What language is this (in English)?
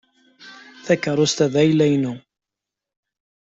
Kabyle